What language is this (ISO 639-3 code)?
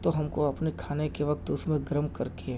urd